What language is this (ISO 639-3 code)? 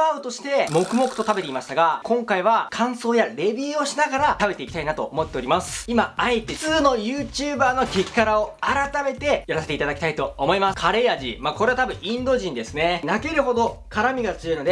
jpn